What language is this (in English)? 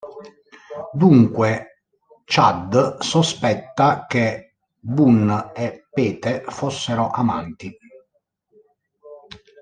Italian